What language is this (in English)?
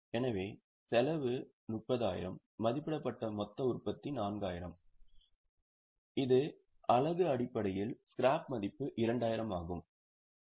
Tamil